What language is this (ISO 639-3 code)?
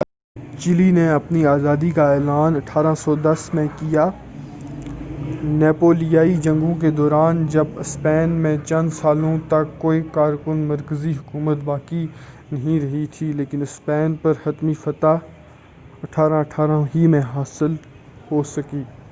urd